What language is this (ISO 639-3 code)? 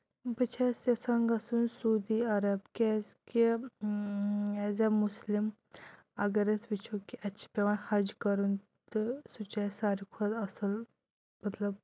kas